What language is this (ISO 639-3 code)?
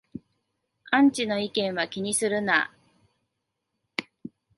jpn